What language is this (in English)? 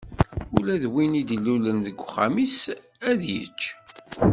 Kabyle